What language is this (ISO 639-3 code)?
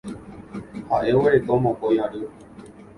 grn